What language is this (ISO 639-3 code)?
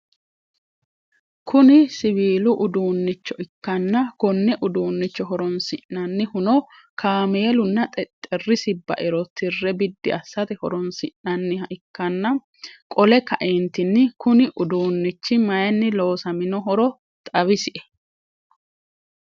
sid